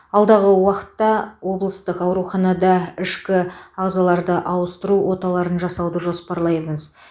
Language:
Kazakh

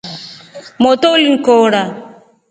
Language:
Rombo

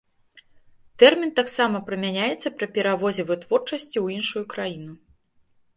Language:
Belarusian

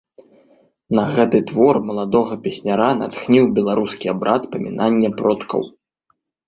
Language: Belarusian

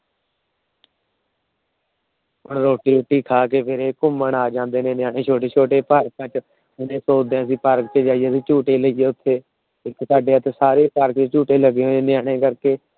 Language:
Punjabi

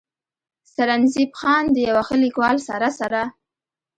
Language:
Pashto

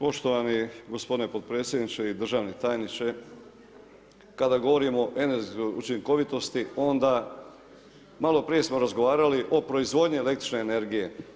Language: Croatian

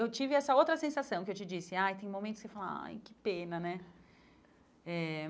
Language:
Portuguese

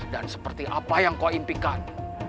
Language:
Indonesian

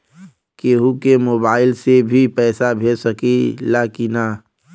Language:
Bhojpuri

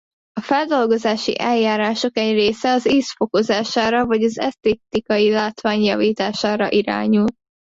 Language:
Hungarian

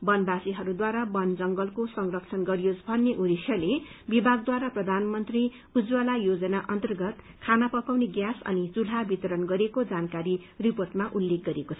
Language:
Nepali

